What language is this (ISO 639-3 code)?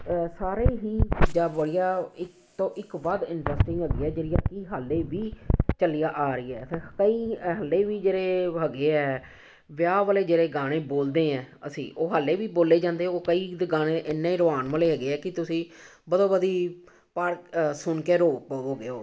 pan